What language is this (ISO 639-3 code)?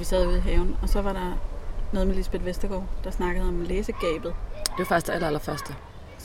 dan